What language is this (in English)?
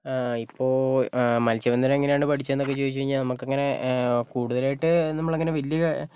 Malayalam